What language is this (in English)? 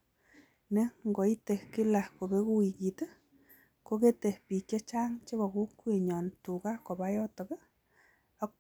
Kalenjin